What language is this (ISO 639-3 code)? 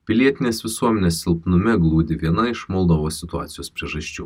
lit